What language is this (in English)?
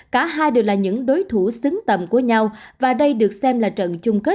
Vietnamese